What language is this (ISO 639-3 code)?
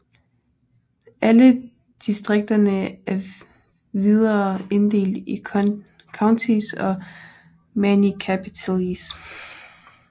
dan